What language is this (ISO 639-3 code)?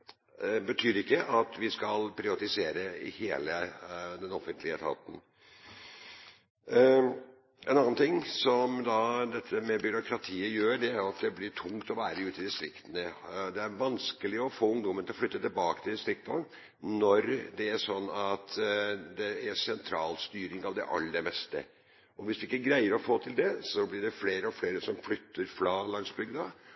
nob